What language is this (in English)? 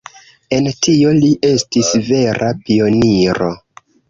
Esperanto